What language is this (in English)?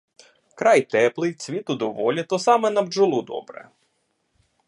Ukrainian